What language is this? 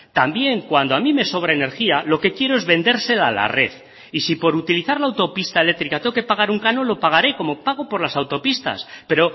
Spanish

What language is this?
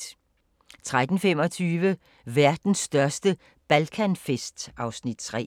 Danish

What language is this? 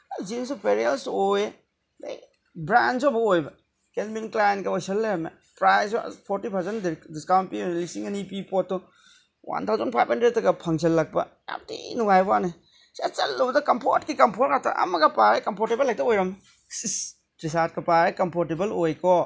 Manipuri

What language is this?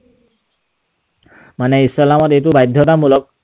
Assamese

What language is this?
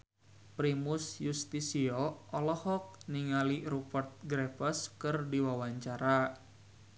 Sundanese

